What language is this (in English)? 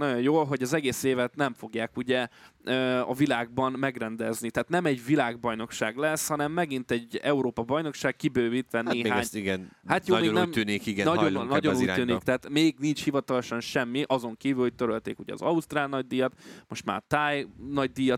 Hungarian